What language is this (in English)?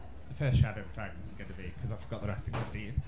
Welsh